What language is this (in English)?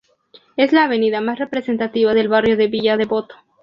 Spanish